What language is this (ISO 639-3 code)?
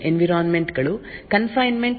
kan